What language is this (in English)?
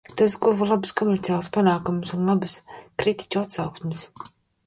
Latvian